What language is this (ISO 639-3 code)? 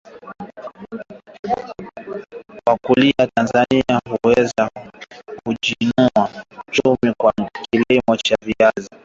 swa